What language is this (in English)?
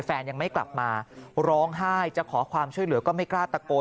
Thai